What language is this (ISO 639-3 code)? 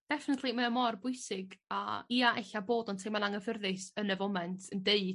cym